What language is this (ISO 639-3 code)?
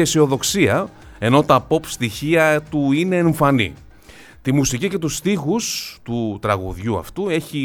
ell